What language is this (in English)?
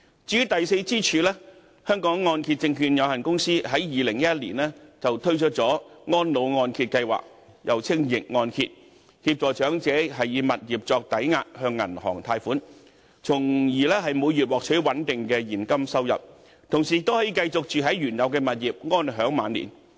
Cantonese